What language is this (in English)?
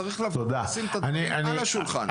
Hebrew